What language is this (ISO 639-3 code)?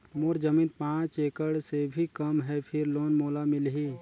hne